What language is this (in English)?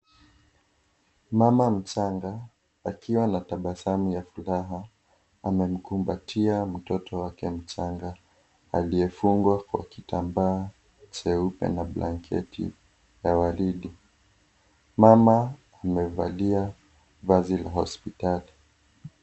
Swahili